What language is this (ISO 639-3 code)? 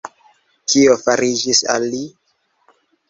epo